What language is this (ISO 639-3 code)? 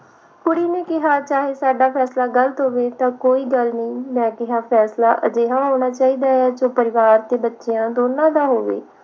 pan